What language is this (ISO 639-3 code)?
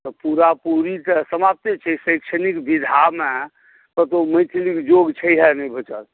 mai